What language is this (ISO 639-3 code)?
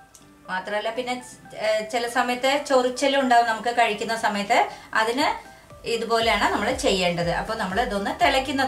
ron